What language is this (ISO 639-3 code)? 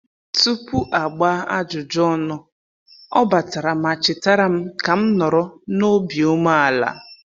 ibo